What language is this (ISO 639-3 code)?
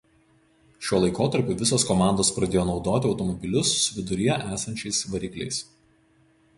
lit